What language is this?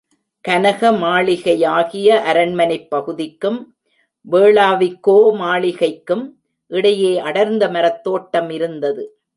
Tamil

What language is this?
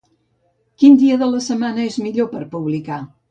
Catalan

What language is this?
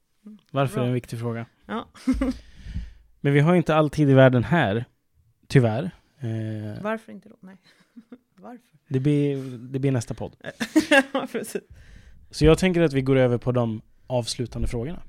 Swedish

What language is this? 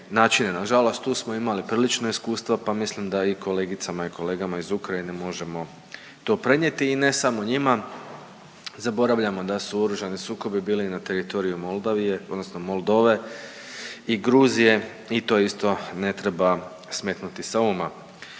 Croatian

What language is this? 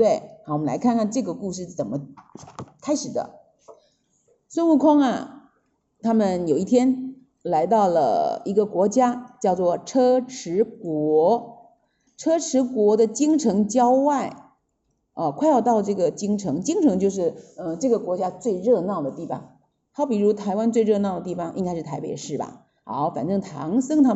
Chinese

